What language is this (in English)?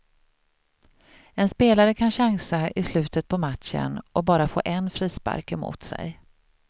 Swedish